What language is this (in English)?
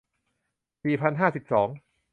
Thai